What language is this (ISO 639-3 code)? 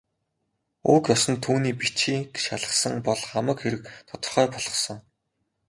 mon